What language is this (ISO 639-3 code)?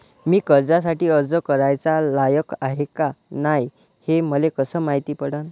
mar